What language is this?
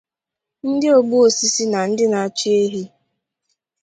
Igbo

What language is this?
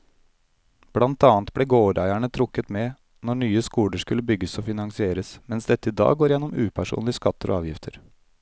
Norwegian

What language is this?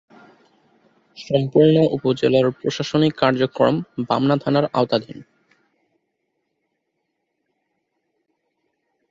Bangla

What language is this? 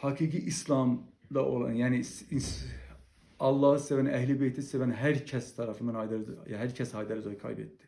Turkish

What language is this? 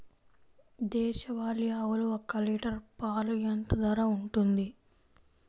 Telugu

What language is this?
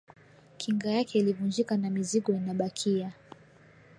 Swahili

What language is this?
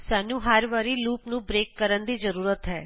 Punjabi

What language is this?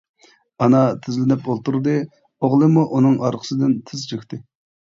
Uyghur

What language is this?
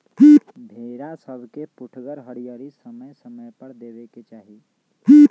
Magahi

